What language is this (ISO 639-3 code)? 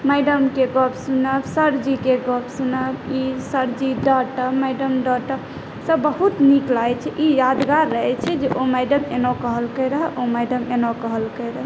mai